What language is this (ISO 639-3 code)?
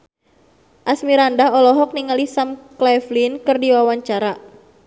sun